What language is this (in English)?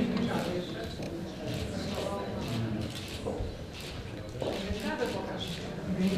Polish